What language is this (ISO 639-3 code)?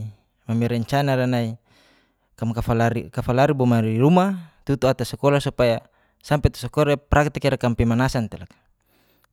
ges